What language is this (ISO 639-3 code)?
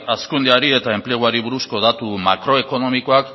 eus